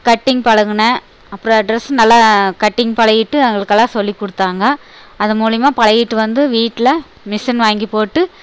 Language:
Tamil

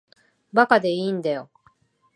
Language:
Japanese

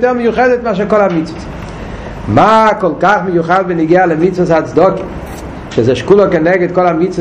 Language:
Hebrew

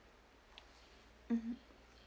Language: English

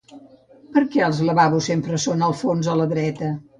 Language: Catalan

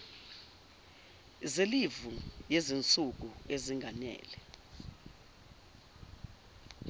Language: Zulu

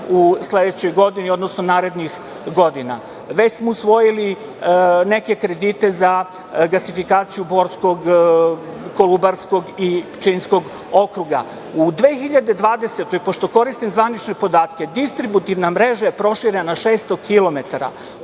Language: Serbian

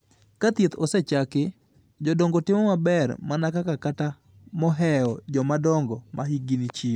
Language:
Luo (Kenya and Tanzania)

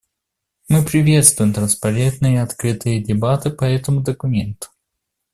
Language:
Russian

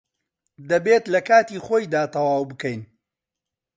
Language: Central Kurdish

